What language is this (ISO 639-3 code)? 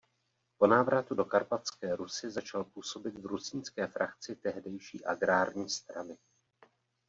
ces